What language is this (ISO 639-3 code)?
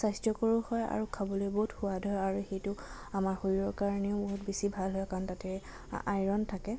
asm